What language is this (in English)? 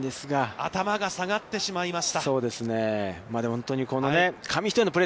Japanese